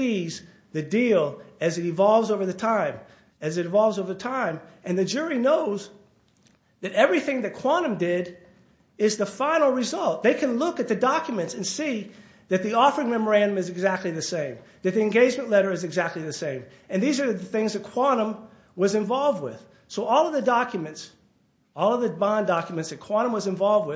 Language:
English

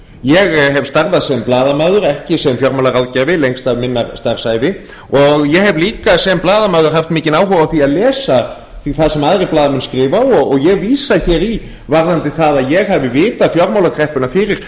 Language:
Icelandic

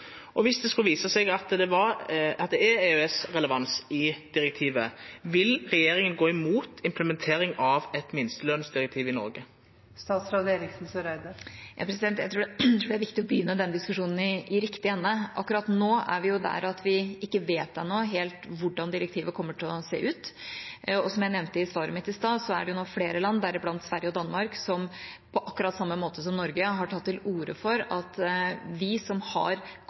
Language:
Norwegian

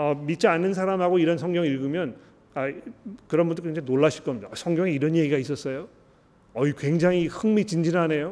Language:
Korean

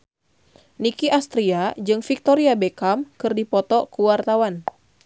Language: Sundanese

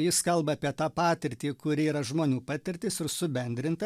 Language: Lithuanian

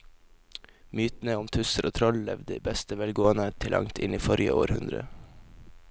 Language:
Norwegian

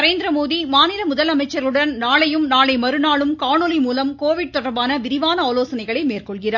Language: Tamil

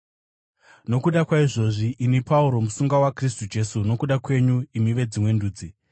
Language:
Shona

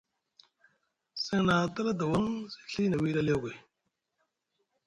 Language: Musgu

